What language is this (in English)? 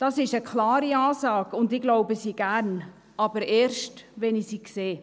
Swiss German